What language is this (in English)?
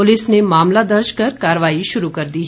Hindi